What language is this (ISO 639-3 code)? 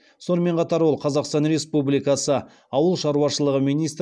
kaz